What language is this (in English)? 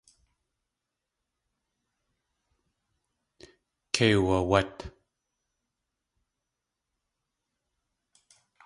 Tlingit